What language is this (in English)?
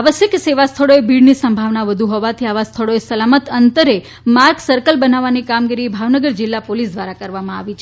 Gujarati